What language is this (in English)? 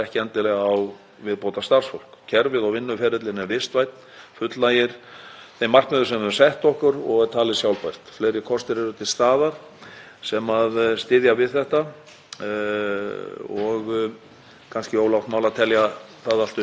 Icelandic